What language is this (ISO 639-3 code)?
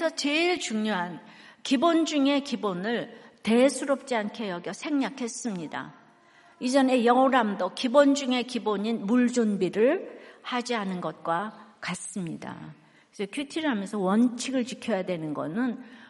kor